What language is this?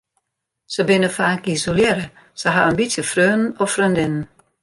Western Frisian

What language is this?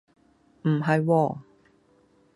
Cantonese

